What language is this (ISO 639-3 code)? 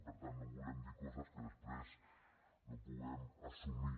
cat